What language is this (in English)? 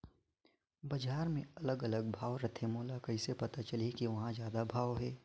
Chhattisgarhi